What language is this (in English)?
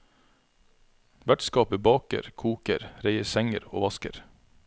Norwegian